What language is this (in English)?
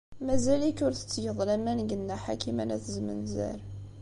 Kabyle